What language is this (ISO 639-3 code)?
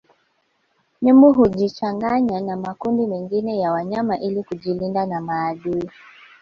swa